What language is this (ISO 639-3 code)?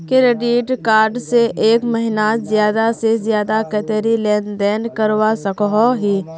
mag